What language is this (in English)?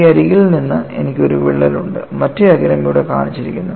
Malayalam